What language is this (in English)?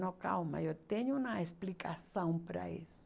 Portuguese